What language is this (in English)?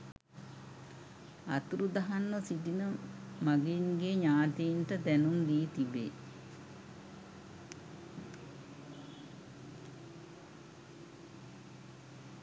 Sinhala